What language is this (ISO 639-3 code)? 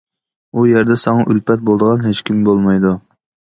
uig